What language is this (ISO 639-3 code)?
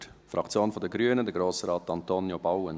gsw